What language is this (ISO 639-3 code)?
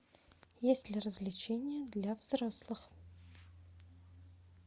rus